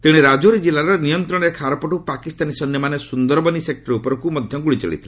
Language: Odia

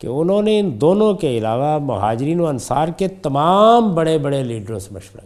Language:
Urdu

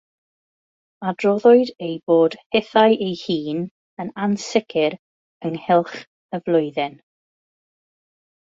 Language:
Welsh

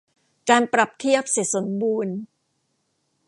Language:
Thai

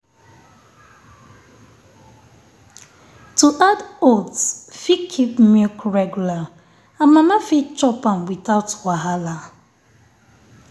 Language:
Nigerian Pidgin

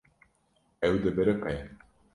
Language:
Kurdish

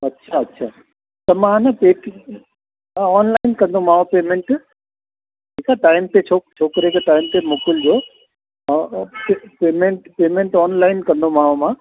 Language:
Sindhi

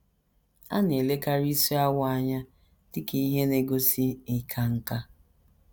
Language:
Igbo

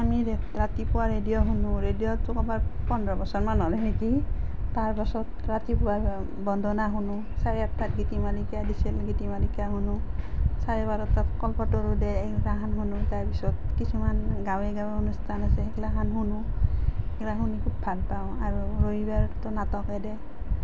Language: Assamese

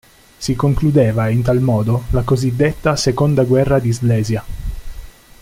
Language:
Italian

